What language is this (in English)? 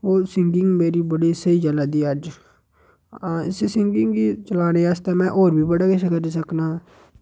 Dogri